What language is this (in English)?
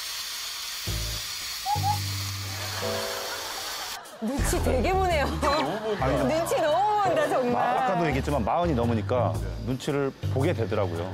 Korean